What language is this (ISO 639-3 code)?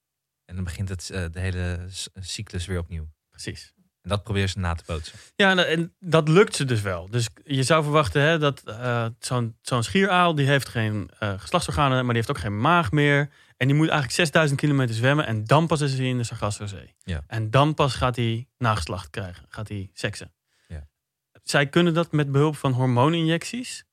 nld